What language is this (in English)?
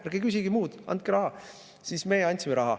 Estonian